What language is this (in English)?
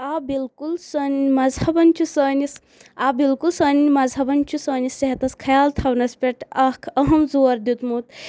Kashmiri